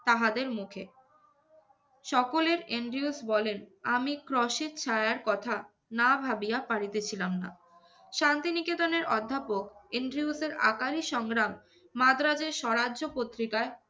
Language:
Bangla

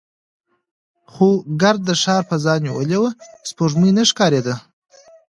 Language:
Pashto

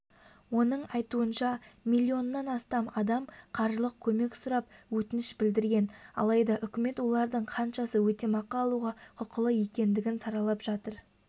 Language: Kazakh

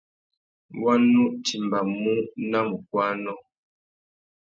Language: Tuki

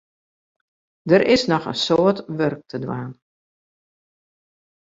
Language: Western Frisian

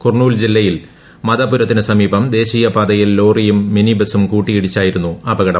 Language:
Malayalam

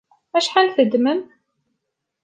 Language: Kabyle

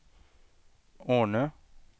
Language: Swedish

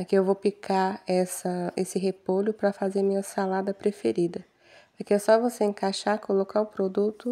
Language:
Portuguese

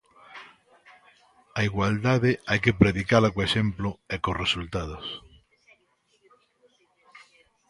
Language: Galician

